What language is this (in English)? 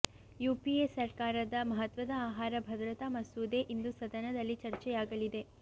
Kannada